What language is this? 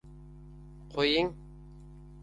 Uzbek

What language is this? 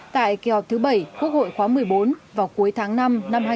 Vietnamese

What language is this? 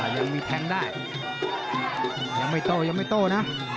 Thai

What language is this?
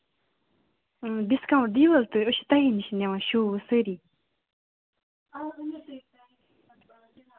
Kashmiri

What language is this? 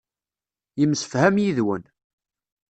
Kabyle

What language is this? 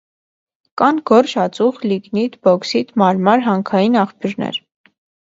Armenian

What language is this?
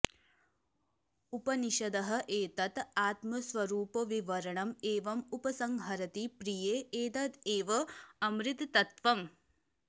Sanskrit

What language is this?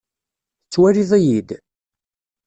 Kabyle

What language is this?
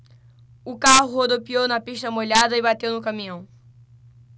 Portuguese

